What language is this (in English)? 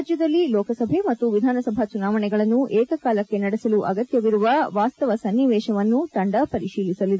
Kannada